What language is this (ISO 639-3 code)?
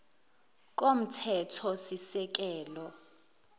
zul